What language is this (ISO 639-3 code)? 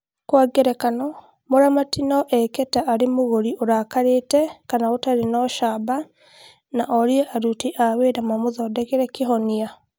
kik